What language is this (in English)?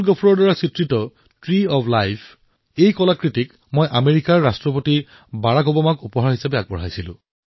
Assamese